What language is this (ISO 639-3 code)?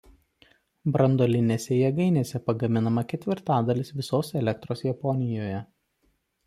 lit